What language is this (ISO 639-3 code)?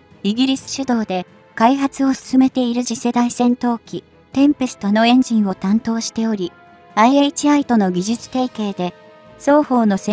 jpn